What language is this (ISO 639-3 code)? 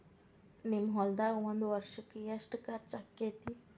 kan